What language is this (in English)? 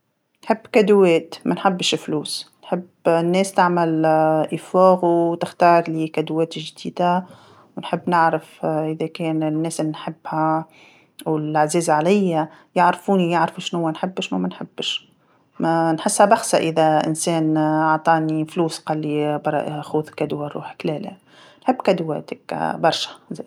Tunisian Arabic